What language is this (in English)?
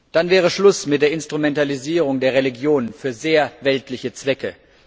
German